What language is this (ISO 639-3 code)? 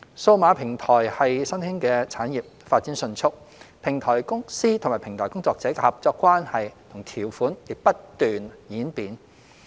yue